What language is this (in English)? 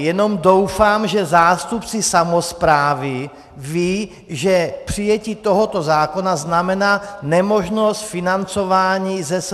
Czech